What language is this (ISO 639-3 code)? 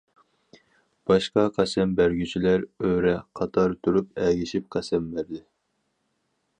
uig